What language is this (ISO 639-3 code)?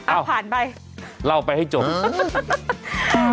tha